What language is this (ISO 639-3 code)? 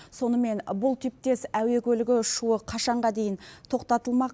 kaz